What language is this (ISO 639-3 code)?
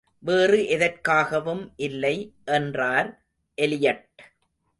tam